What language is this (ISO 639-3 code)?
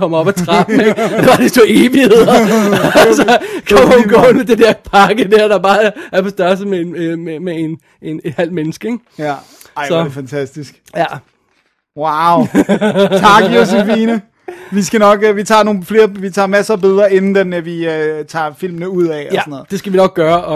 dan